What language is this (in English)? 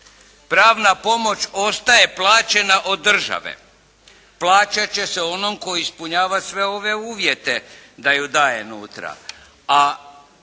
Croatian